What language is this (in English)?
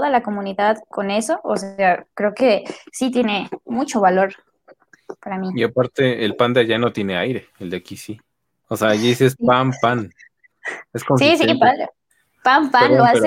Spanish